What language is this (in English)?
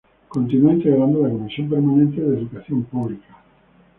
Spanish